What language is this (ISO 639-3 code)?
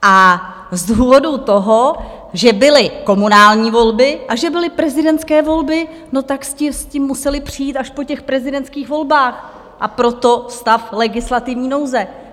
ces